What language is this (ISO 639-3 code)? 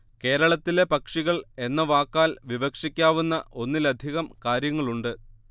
mal